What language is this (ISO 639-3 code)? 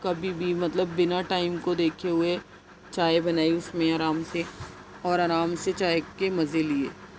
urd